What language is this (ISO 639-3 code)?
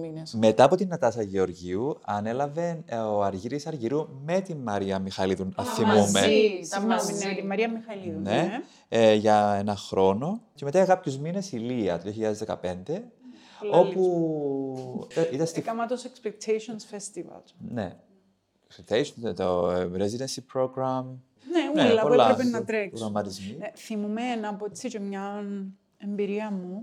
ell